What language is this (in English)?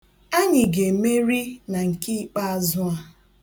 Igbo